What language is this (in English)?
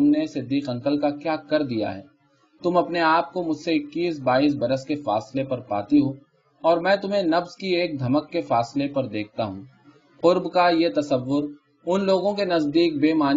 Urdu